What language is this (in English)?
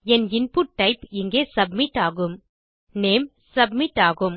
Tamil